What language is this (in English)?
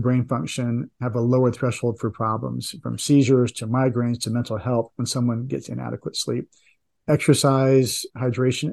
English